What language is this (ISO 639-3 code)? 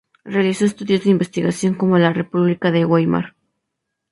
spa